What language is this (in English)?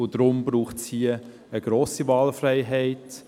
Swiss German